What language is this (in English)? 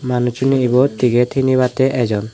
Chakma